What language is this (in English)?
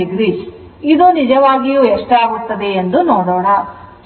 Kannada